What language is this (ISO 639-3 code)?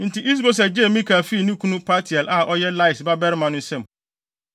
aka